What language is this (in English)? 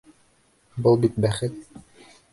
Bashkir